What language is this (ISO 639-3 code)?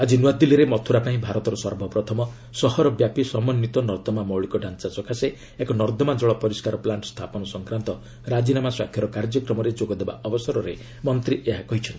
ori